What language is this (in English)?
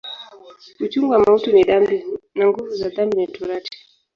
Swahili